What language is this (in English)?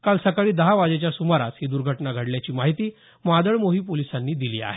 Marathi